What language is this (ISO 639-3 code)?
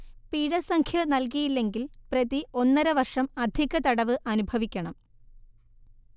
mal